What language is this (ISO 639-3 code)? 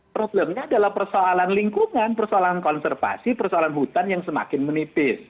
ind